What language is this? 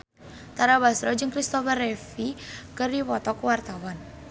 Sundanese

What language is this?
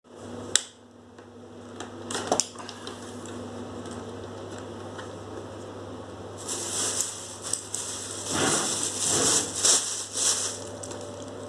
Turkish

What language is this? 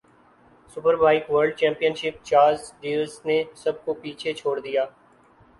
Urdu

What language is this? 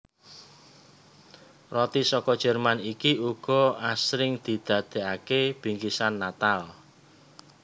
Javanese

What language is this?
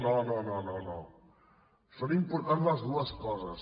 Catalan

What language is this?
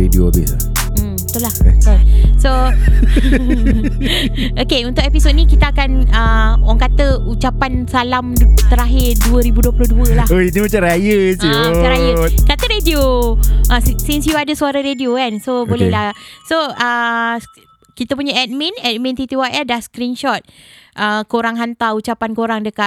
Malay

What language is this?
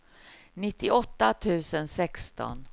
Swedish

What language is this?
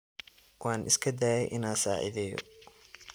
Somali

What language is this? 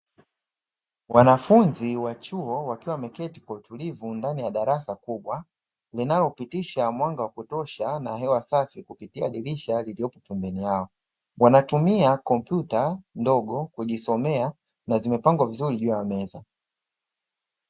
Swahili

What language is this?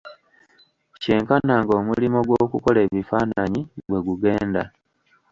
Ganda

